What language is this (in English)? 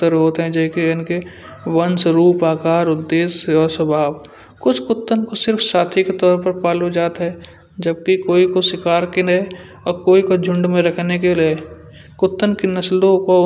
Kanauji